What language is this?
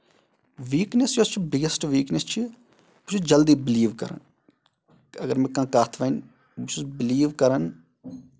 Kashmiri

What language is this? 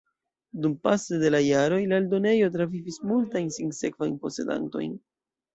Esperanto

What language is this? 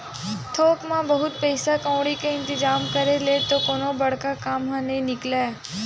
Chhattisgarhi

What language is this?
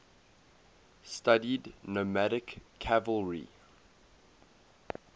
English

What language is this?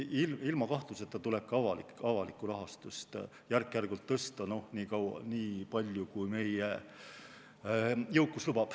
Estonian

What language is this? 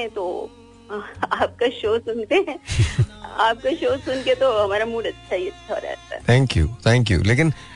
Hindi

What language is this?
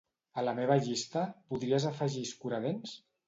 Catalan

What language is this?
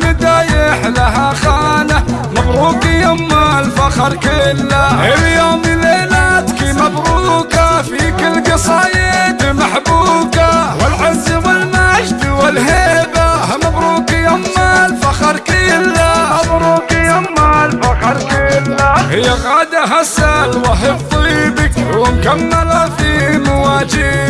Arabic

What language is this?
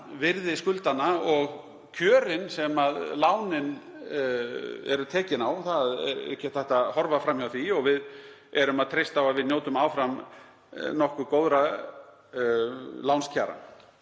Icelandic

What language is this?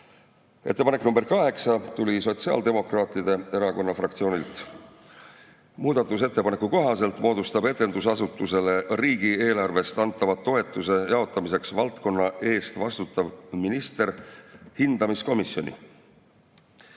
Estonian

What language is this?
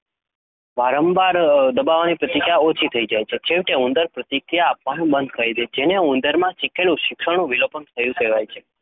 Gujarati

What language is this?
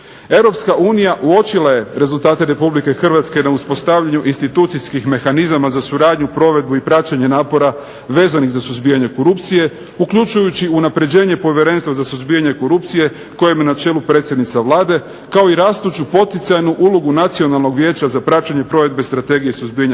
Croatian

